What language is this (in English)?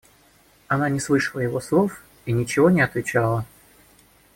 Russian